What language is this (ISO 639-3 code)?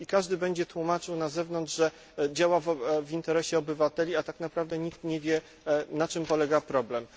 pol